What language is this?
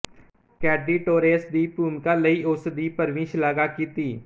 Punjabi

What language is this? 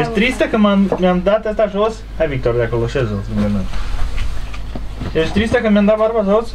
Romanian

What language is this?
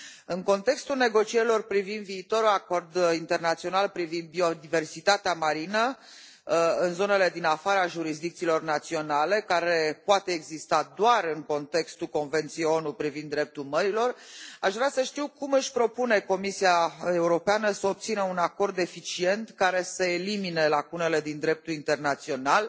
Romanian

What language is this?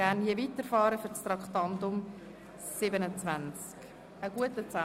Swiss German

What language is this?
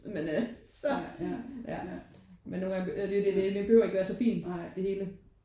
Danish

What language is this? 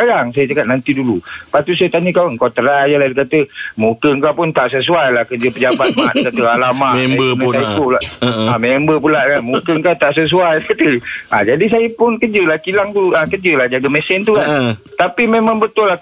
Malay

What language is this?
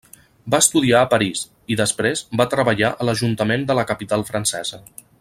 Catalan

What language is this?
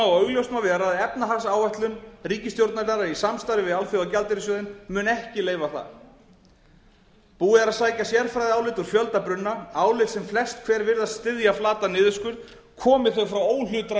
Icelandic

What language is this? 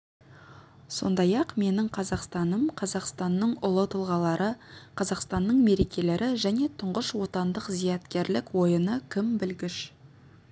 Kazakh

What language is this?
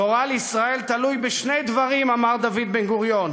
Hebrew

